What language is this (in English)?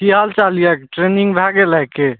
Maithili